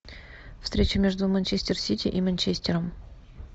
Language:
Russian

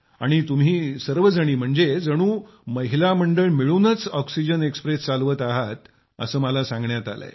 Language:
Marathi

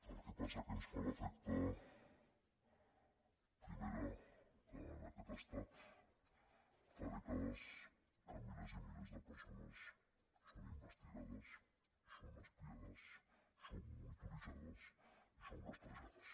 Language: Catalan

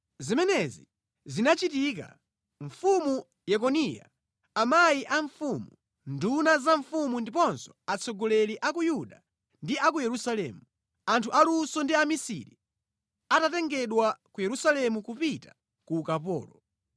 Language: Nyanja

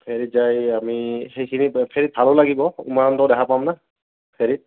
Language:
Assamese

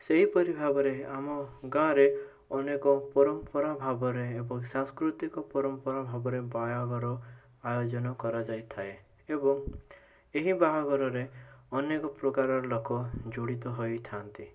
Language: Odia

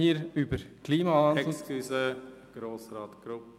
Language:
Swiss German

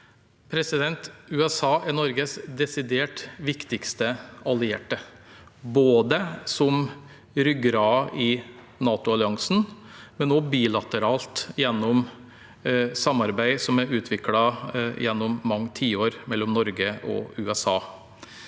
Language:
Norwegian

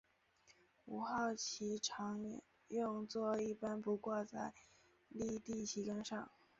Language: Chinese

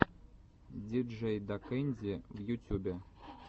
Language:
Russian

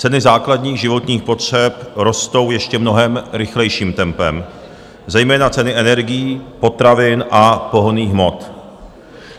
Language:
Czech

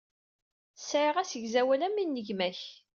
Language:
Kabyle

